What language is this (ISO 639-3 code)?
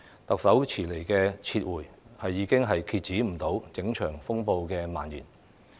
yue